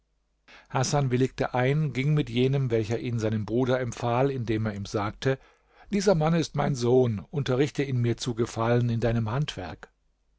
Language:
German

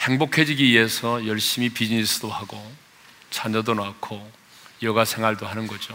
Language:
Korean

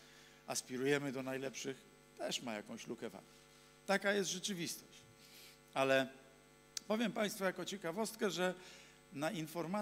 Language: Polish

